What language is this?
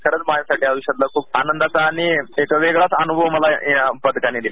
Marathi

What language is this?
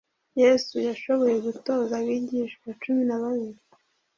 Kinyarwanda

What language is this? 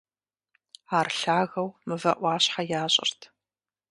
Kabardian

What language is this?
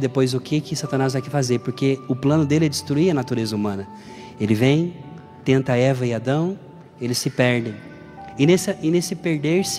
Portuguese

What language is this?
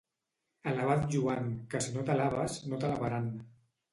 Catalan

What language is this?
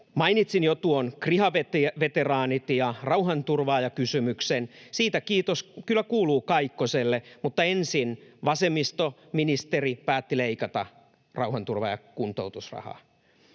Finnish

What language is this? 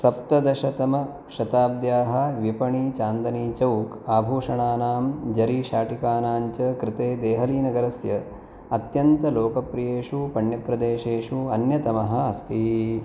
Sanskrit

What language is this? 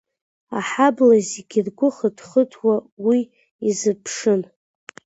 Abkhazian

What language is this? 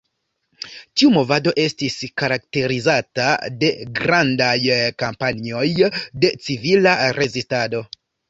Esperanto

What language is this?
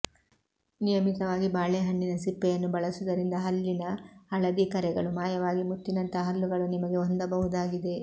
Kannada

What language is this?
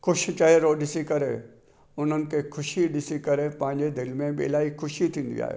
Sindhi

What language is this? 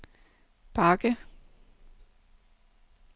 Danish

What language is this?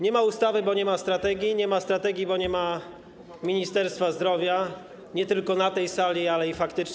Polish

